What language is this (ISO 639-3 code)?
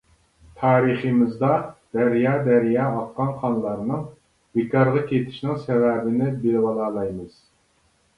uig